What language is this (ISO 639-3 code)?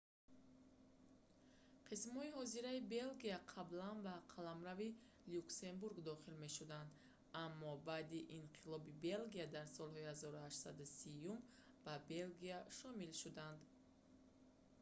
tgk